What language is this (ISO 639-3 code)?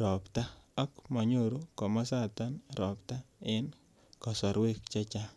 kln